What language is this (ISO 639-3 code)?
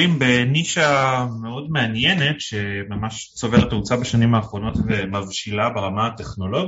heb